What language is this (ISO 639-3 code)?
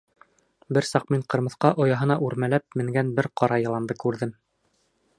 bak